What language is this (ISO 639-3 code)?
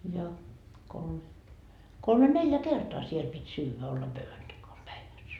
fin